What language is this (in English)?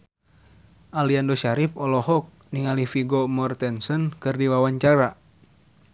Sundanese